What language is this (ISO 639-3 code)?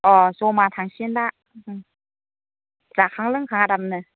brx